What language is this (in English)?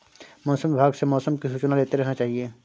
Hindi